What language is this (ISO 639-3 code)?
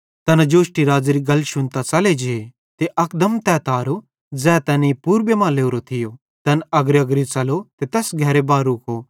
bhd